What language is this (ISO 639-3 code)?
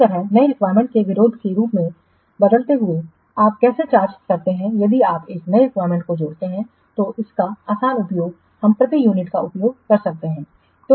hin